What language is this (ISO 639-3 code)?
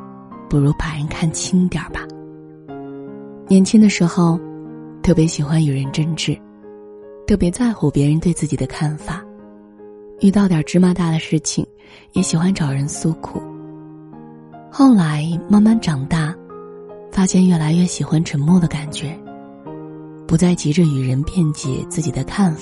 zho